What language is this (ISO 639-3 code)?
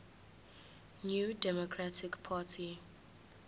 zul